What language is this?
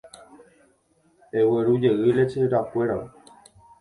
Guarani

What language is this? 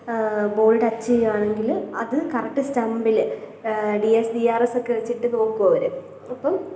Malayalam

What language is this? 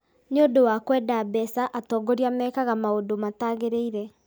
Kikuyu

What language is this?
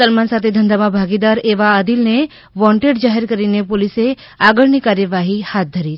Gujarati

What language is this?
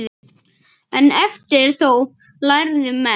Icelandic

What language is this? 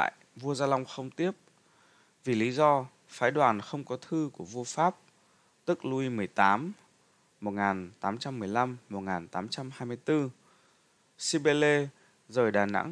Vietnamese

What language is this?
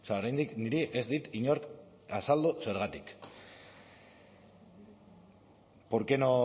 Basque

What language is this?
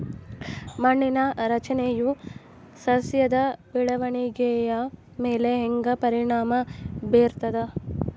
Kannada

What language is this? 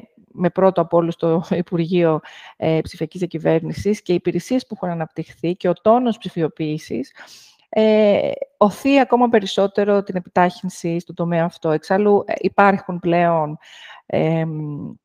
Greek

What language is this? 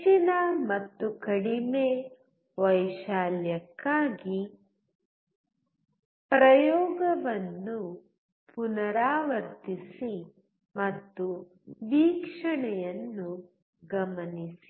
Kannada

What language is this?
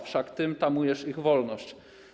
Polish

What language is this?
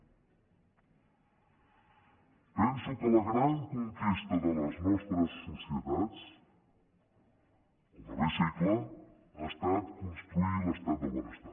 Catalan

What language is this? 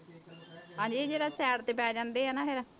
Punjabi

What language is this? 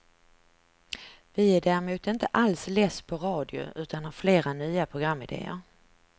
Swedish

